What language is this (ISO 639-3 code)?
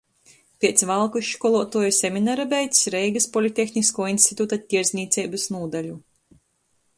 ltg